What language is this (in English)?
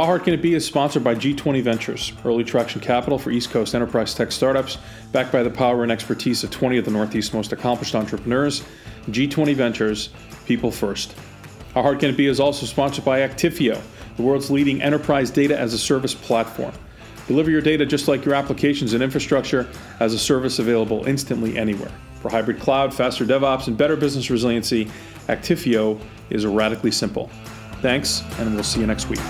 English